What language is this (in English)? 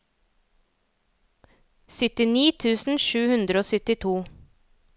Norwegian